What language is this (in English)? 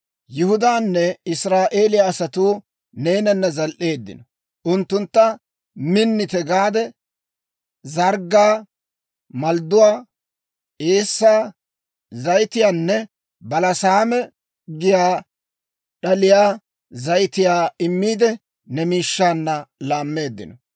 Dawro